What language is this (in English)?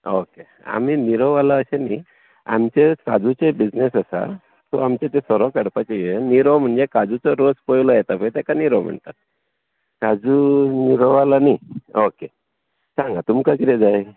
Konkani